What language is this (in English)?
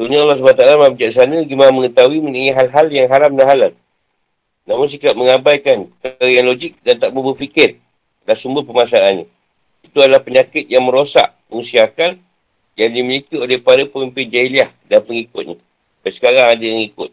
Malay